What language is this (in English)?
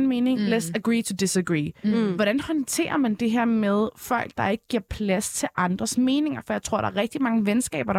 Danish